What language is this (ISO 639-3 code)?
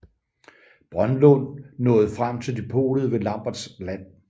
dan